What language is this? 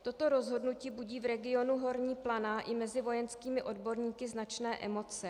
Czech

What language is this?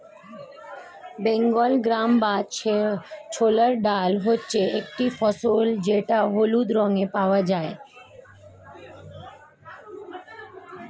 Bangla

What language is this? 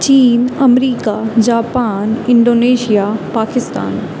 Urdu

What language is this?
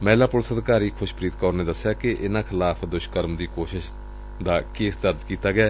Punjabi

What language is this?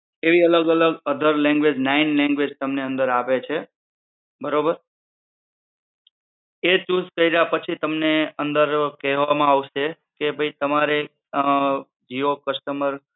Gujarati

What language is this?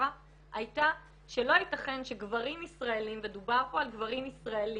Hebrew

